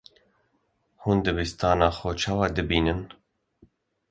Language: Kurdish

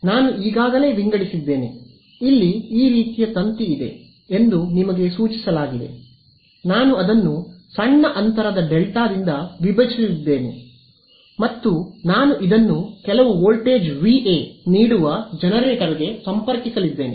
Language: Kannada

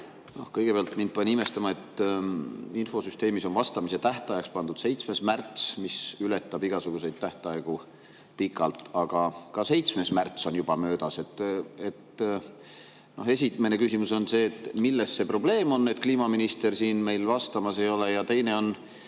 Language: Estonian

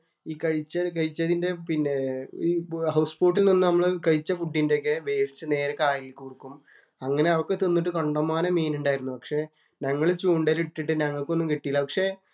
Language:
Malayalam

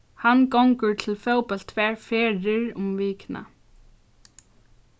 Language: Faroese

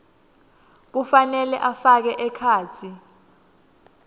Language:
Swati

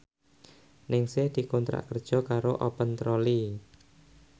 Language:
Javanese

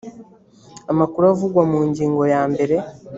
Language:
Kinyarwanda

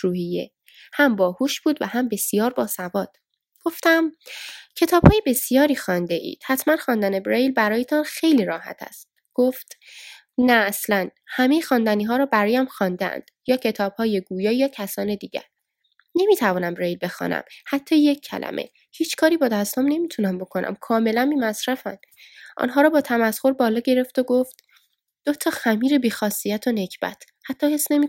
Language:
Persian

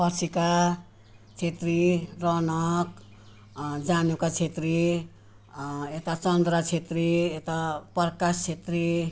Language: Nepali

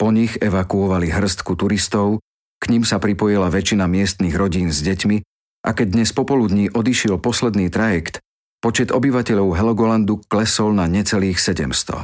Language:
Slovak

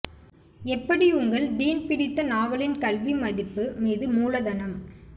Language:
Tamil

